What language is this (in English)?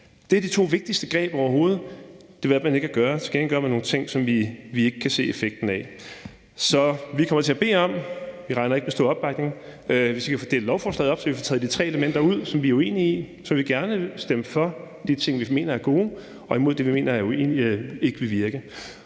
Danish